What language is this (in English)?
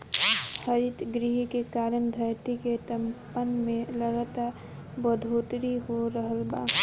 Bhojpuri